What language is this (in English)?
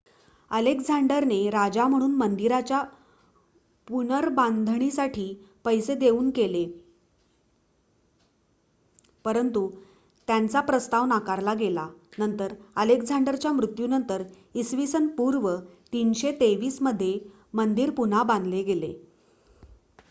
Marathi